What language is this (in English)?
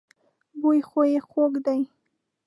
Pashto